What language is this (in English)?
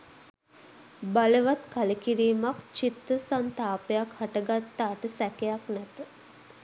Sinhala